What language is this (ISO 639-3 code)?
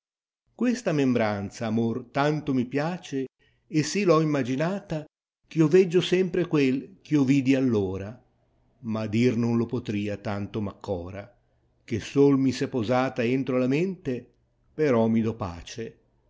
ita